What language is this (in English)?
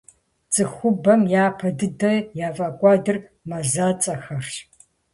Kabardian